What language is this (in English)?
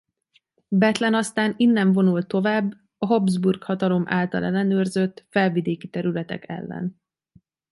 Hungarian